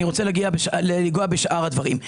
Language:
Hebrew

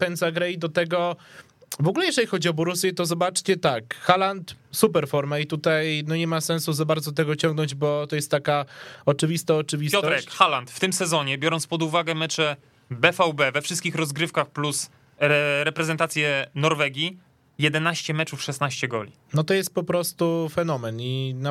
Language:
Polish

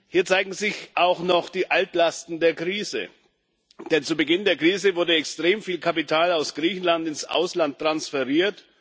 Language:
German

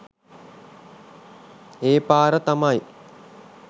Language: Sinhala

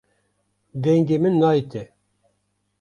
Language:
Kurdish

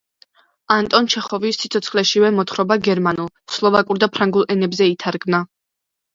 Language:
Georgian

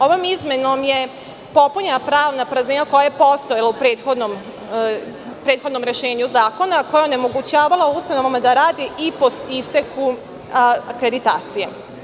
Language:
Serbian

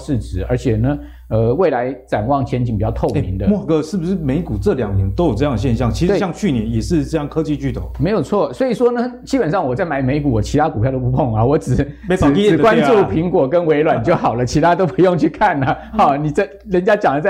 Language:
Chinese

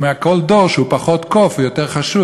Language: Hebrew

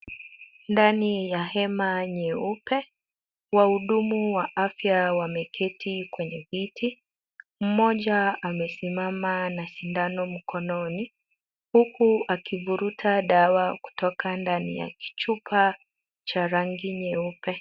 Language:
Swahili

